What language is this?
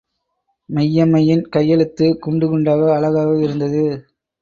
Tamil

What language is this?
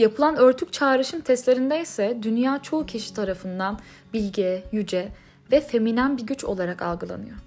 Turkish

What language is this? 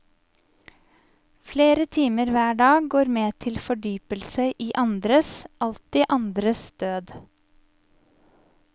Norwegian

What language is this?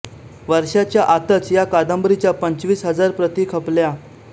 Marathi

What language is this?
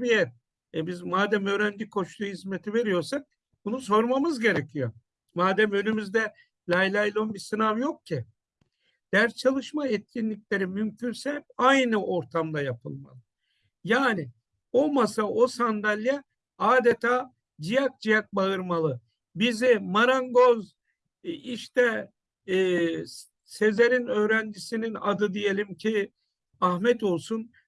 Turkish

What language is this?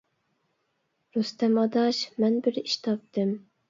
Uyghur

